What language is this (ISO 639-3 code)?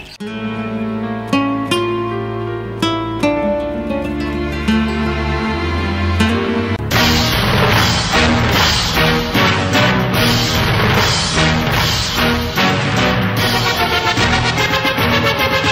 ara